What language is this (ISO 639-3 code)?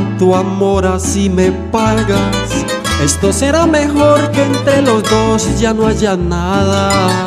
spa